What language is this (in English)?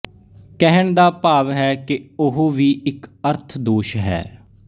Punjabi